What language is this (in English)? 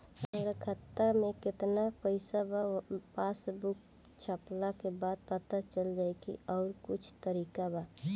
Bhojpuri